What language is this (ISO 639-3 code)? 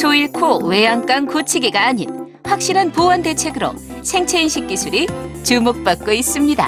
kor